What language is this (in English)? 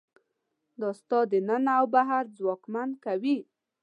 Pashto